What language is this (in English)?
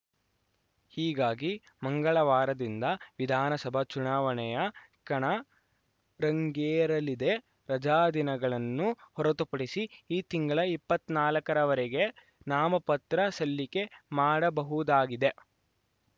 Kannada